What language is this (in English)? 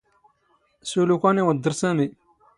Standard Moroccan Tamazight